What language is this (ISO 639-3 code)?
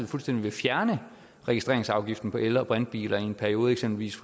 dan